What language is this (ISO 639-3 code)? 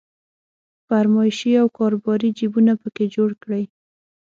pus